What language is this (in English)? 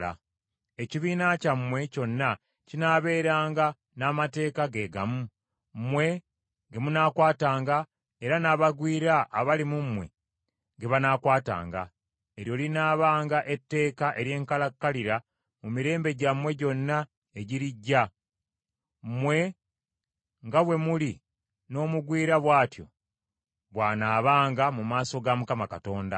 Ganda